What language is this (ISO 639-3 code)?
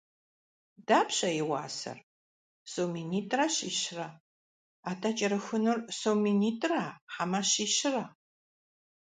kbd